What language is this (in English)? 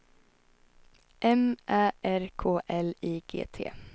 Swedish